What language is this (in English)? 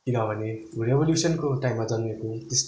Nepali